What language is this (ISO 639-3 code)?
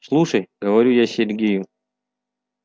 rus